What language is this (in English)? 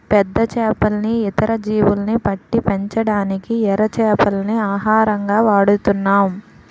Telugu